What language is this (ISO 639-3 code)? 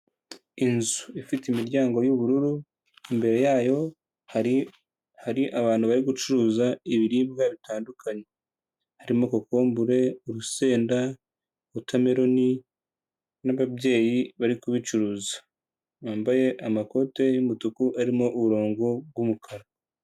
kin